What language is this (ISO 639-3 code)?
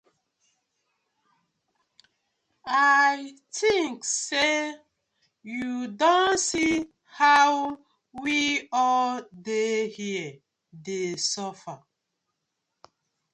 pcm